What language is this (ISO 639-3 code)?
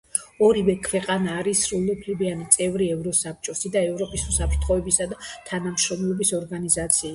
kat